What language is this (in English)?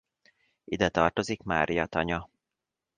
Hungarian